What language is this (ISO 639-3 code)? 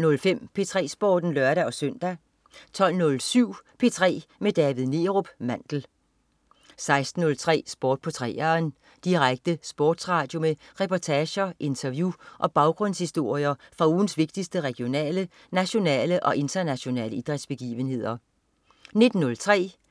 dan